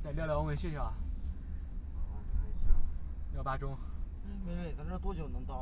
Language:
Chinese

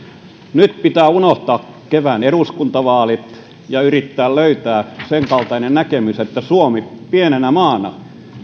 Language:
Finnish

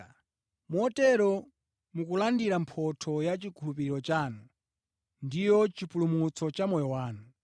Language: Nyanja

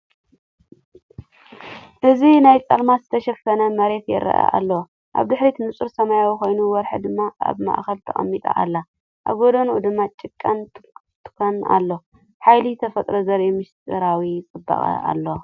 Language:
Tigrinya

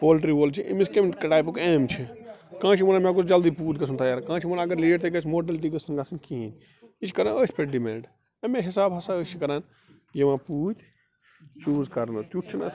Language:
Kashmiri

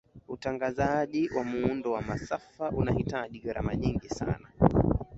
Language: Swahili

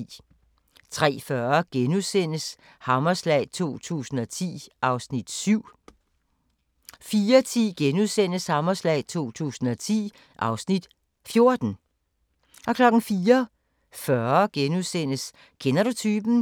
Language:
Danish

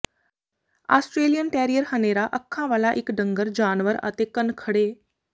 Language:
Punjabi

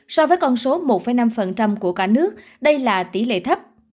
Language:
Vietnamese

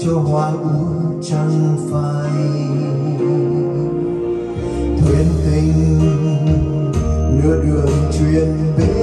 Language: Vietnamese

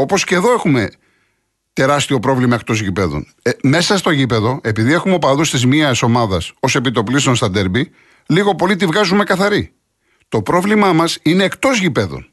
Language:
Greek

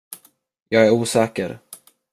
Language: Swedish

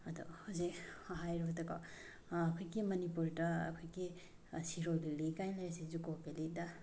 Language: Manipuri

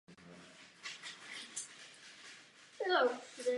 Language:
Czech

